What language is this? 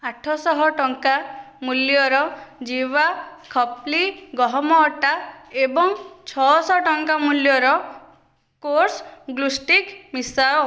Odia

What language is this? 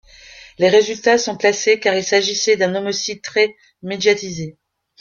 French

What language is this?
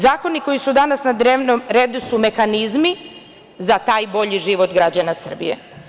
Serbian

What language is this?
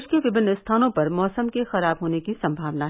Hindi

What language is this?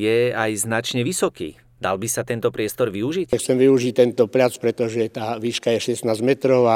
Slovak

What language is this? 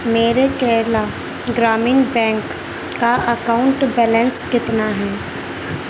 Urdu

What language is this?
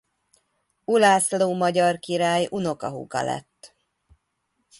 Hungarian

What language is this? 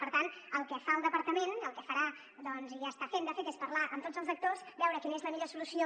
Catalan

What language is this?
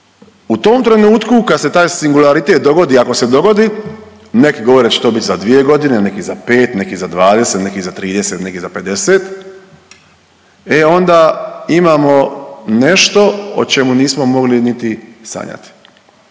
Croatian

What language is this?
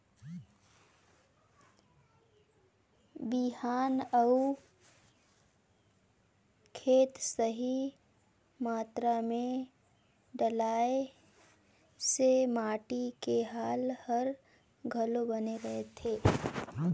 Chhattisgarhi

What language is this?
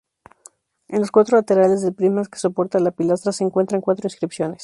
Spanish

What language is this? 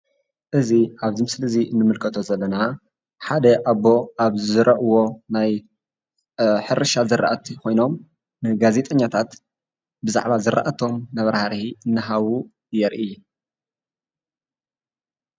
Tigrinya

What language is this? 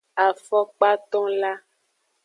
Aja (Benin)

